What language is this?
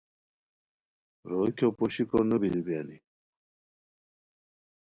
Khowar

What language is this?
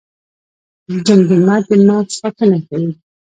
Pashto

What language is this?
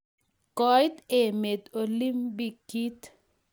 Kalenjin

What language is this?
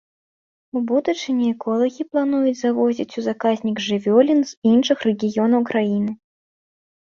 Belarusian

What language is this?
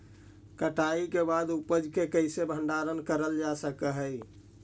Magahi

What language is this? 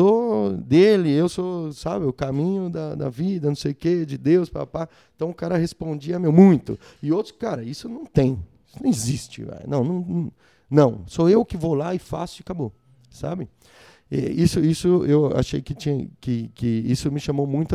Portuguese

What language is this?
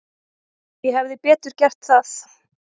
Icelandic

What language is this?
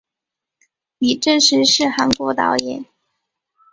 Chinese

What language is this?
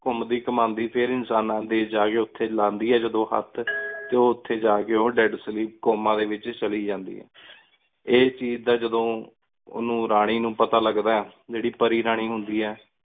Punjabi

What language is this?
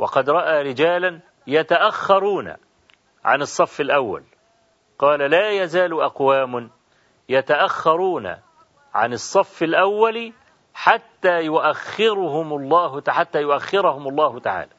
Arabic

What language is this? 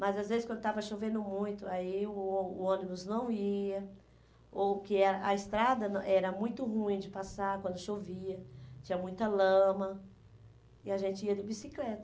Portuguese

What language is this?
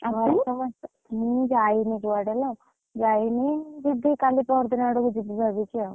Odia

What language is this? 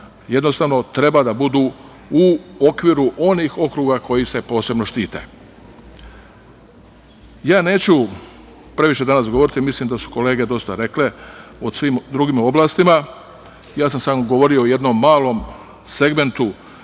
Serbian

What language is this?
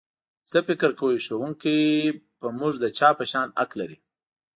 Pashto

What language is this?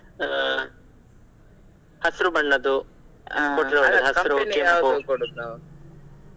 Kannada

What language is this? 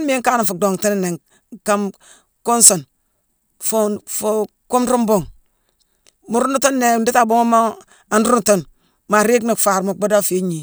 Mansoanka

